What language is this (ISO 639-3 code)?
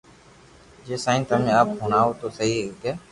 lrk